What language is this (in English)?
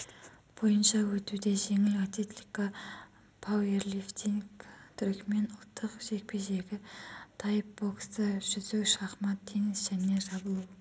Kazakh